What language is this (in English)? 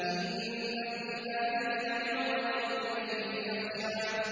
Arabic